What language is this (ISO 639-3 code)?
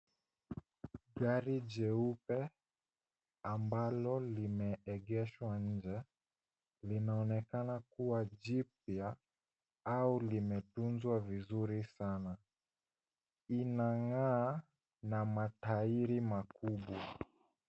swa